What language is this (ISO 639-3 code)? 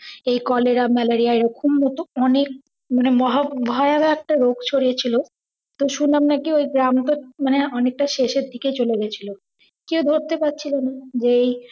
ben